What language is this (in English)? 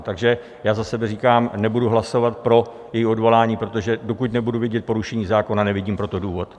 Czech